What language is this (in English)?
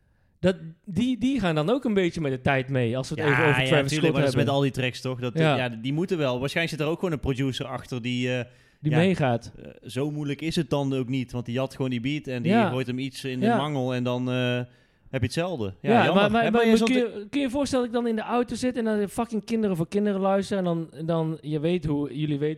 Dutch